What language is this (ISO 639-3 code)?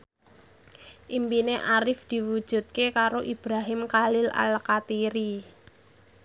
jav